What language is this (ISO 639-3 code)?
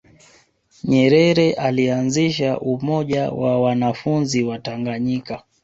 swa